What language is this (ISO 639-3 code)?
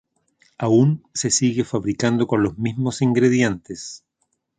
spa